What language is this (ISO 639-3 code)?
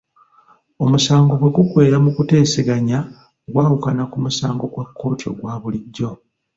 lug